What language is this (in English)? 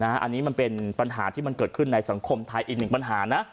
Thai